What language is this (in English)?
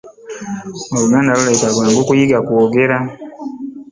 Ganda